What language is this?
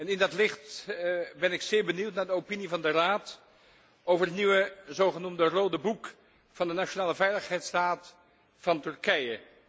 Dutch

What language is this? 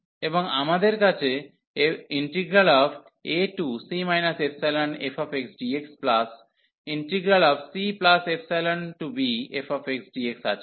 Bangla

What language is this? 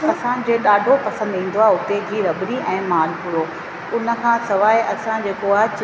Sindhi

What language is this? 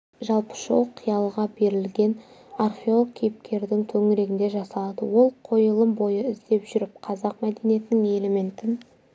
Kazakh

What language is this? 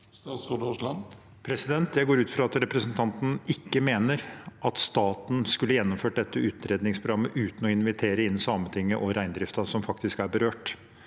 Norwegian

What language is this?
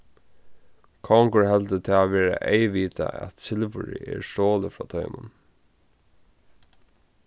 Faroese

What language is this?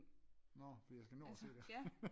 Danish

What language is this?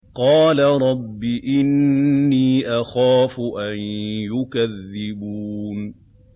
Arabic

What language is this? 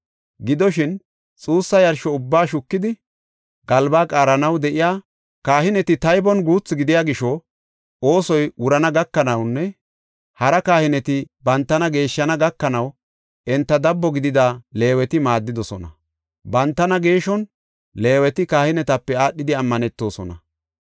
Gofa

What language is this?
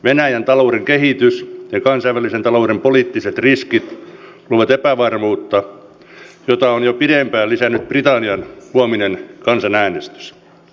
Finnish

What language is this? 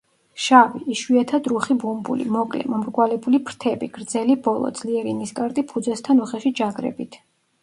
Georgian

